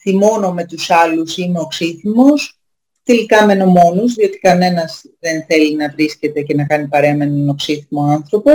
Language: Greek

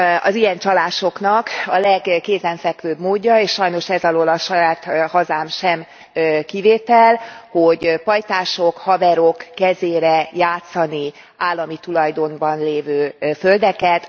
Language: Hungarian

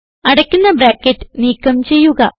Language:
Malayalam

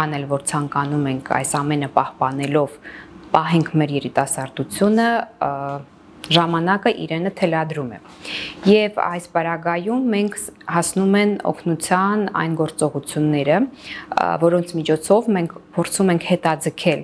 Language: Romanian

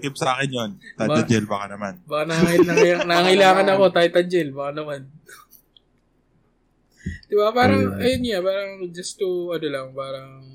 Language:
Filipino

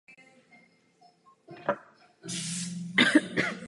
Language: Czech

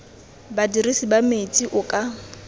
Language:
Tswana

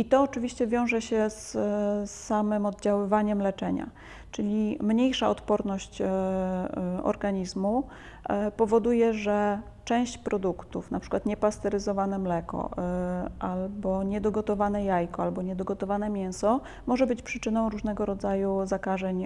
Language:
Polish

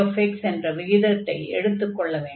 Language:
Tamil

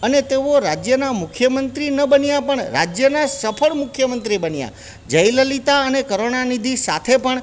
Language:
Gujarati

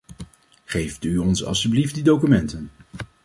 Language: Dutch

